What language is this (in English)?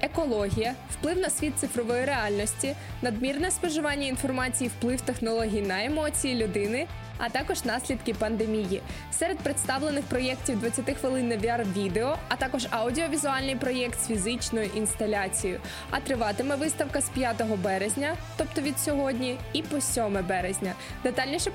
Ukrainian